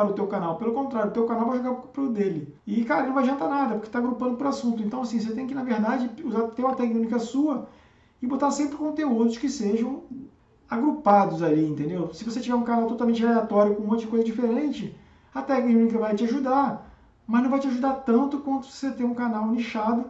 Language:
Portuguese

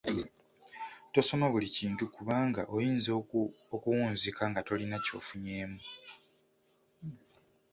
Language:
Ganda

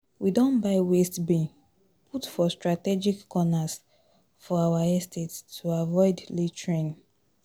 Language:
Nigerian Pidgin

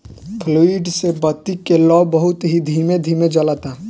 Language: Bhojpuri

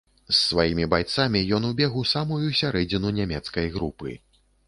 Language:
Belarusian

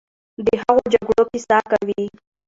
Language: Pashto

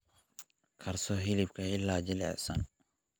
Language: Somali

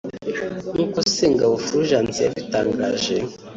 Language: Kinyarwanda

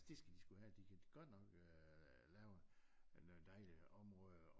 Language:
Danish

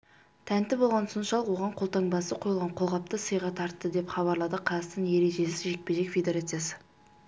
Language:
Kazakh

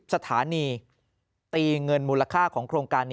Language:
Thai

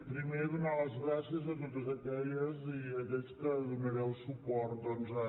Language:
Catalan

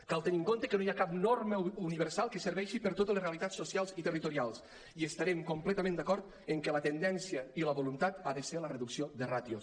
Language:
Catalan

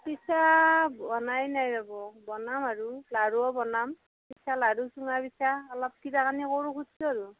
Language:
Assamese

